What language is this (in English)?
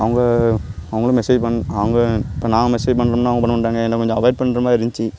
Tamil